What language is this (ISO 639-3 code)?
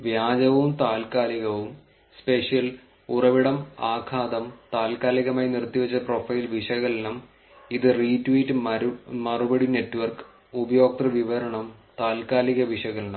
mal